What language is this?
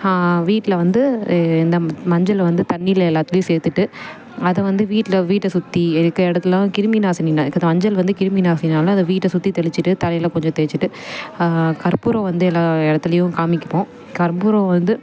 Tamil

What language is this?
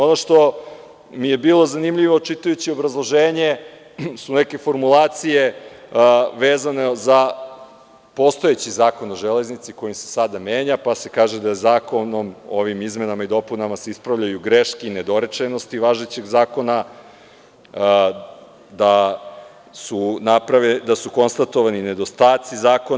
Serbian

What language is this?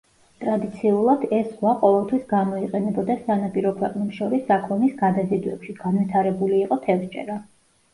Georgian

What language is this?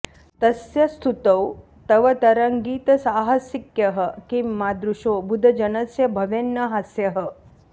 Sanskrit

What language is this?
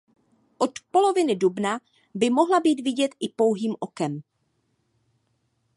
Czech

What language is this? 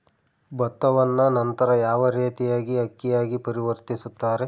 Kannada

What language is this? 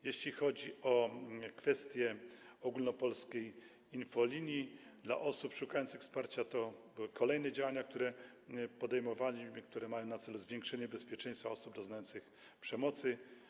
Polish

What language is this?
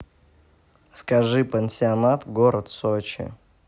Russian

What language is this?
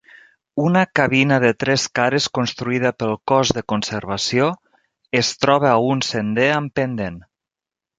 Catalan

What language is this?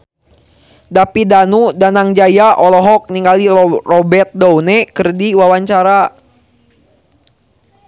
Sundanese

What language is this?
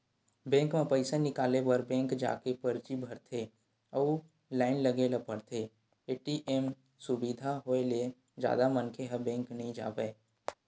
Chhattisgarhi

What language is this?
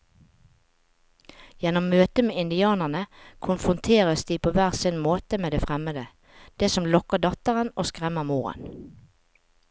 Norwegian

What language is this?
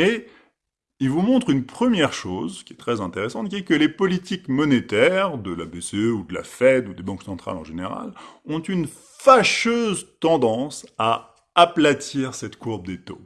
French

